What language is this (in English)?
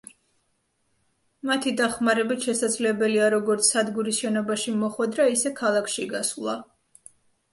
Georgian